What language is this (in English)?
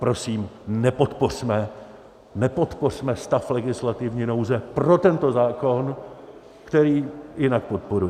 Czech